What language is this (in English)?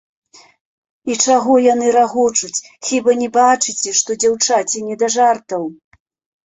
Belarusian